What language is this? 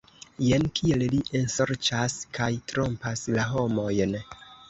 Esperanto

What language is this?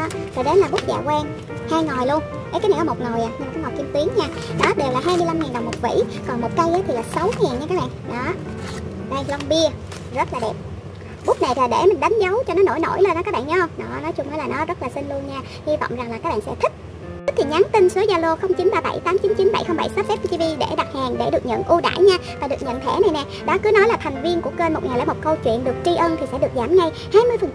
Vietnamese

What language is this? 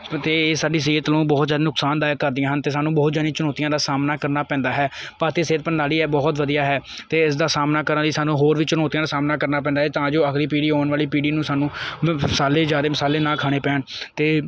Punjabi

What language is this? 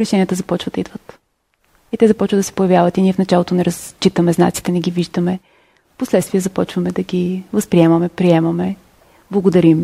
Bulgarian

